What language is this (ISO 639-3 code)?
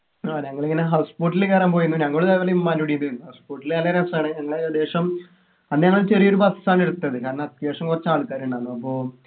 mal